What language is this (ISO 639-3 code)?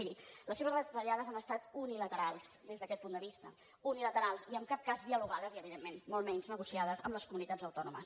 cat